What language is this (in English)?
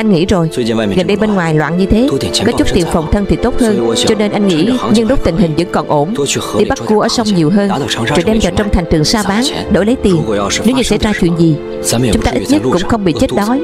Vietnamese